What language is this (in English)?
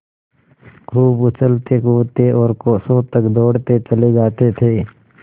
Hindi